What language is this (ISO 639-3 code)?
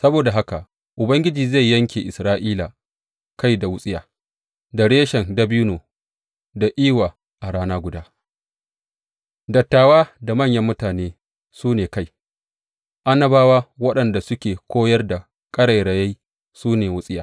hau